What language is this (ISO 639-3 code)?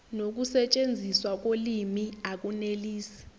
zul